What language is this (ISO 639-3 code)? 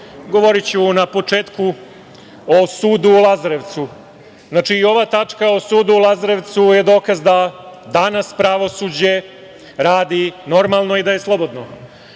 srp